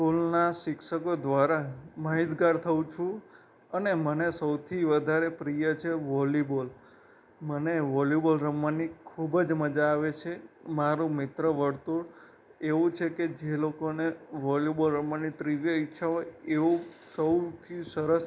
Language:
Gujarati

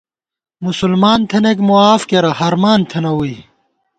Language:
Gawar-Bati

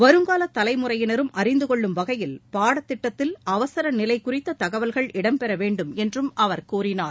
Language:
Tamil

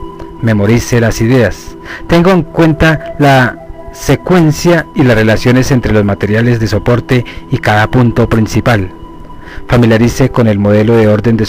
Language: Spanish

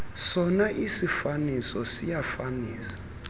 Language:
Xhosa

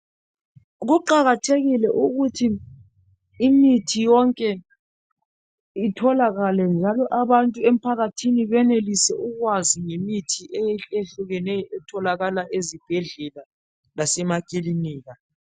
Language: North Ndebele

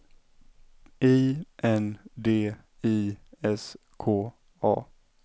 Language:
Swedish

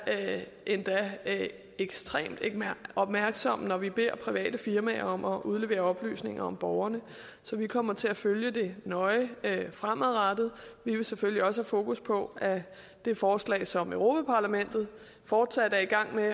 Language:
Danish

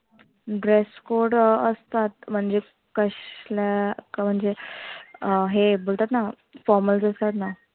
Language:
Marathi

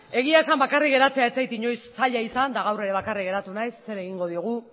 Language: Basque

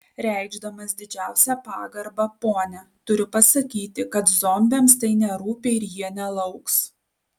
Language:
Lithuanian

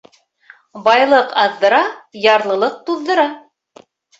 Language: Bashkir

